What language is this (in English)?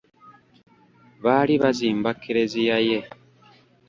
Ganda